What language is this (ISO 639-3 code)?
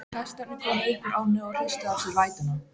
isl